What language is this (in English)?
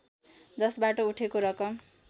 Nepali